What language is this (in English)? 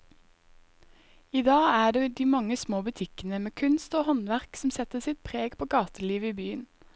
Norwegian